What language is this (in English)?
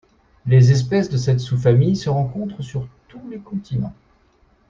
French